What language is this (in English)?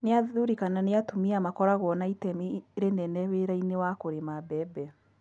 Kikuyu